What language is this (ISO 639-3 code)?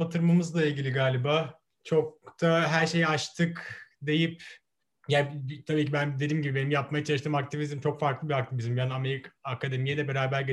tur